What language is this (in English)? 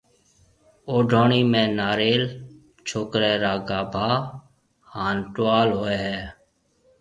Marwari (Pakistan)